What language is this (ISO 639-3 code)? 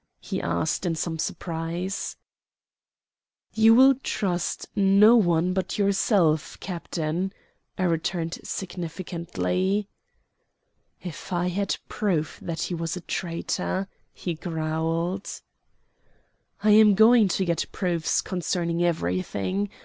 eng